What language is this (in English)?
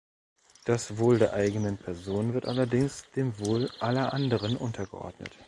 German